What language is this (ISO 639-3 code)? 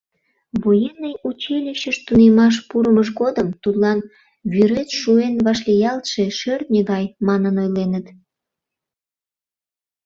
chm